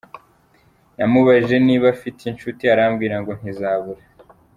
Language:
Kinyarwanda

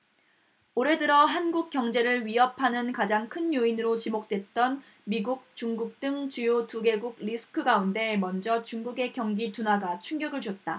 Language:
Korean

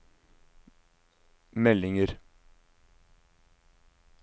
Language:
Norwegian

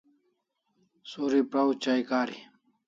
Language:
Kalasha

